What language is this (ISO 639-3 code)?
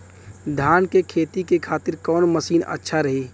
bho